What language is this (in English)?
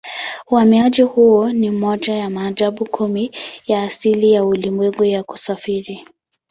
Swahili